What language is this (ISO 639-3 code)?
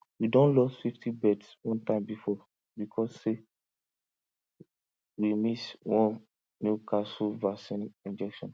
pcm